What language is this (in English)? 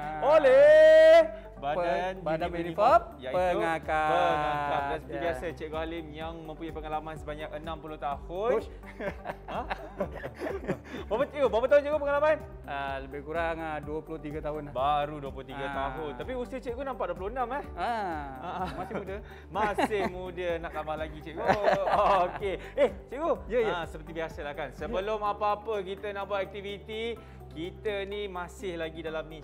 Malay